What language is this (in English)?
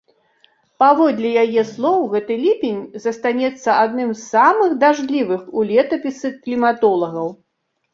Belarusian